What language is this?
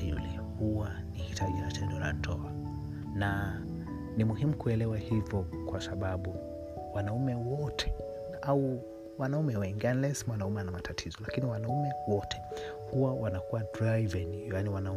Swahili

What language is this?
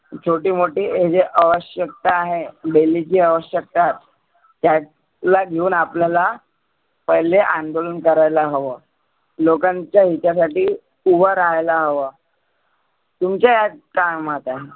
Marathi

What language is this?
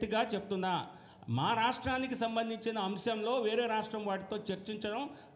Hindi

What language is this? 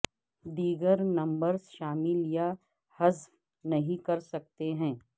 Urdu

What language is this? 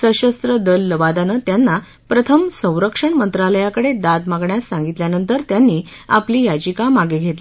Marathi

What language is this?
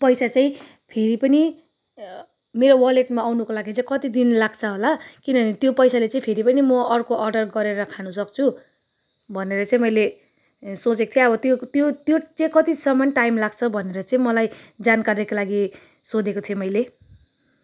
Nepali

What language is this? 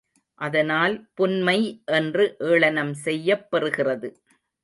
Tamil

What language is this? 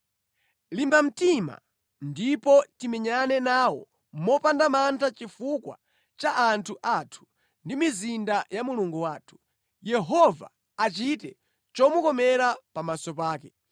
Nyanja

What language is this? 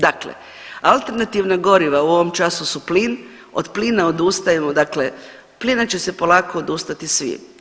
Croatian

